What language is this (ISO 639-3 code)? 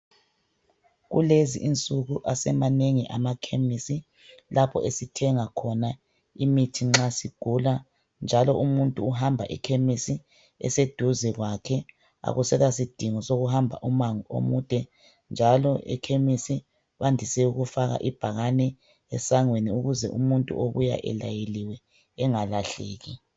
nde